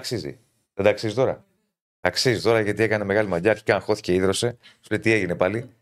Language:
Greek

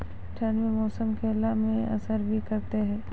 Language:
Maithili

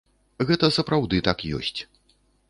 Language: Belarusian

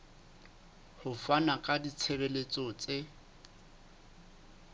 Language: Southern Sotho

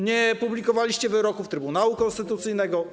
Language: Polish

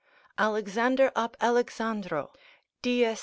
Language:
English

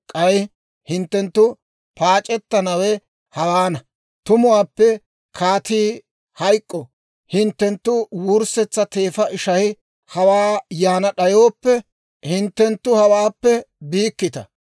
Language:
Dawro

